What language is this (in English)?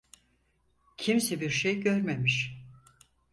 Turkish